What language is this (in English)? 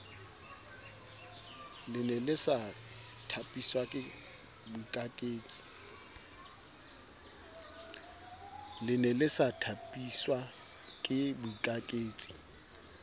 Southern Sotho